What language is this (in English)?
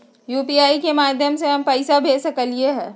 Magahi